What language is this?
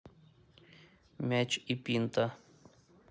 Russian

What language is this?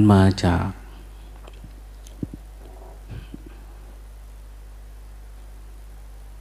Thai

